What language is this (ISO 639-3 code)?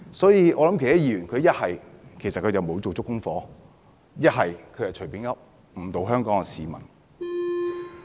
yue